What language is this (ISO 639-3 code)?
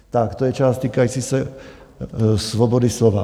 ces